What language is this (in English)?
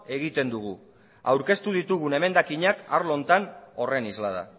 Basque